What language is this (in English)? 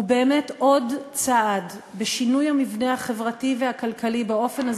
Hebrew